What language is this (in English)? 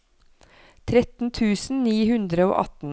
Norwegian